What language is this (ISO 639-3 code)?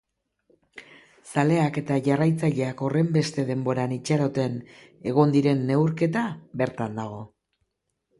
eus